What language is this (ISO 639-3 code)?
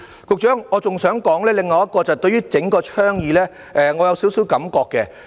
yue